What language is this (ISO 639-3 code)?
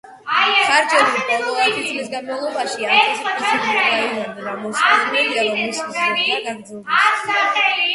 kat